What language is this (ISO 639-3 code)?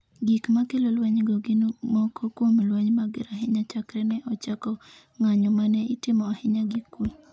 luo